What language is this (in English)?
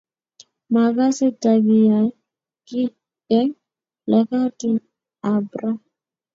Kalenjin